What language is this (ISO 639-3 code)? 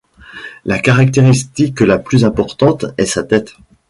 fra